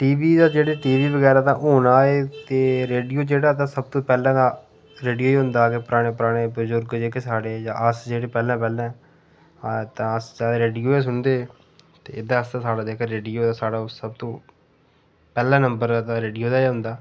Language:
Dogri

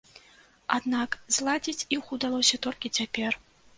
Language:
Belarusian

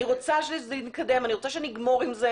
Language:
Hebrew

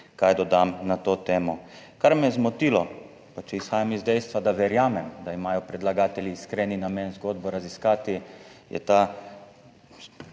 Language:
Slovenian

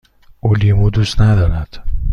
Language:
Persian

